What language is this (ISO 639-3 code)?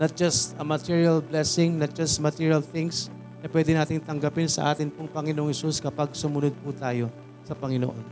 fil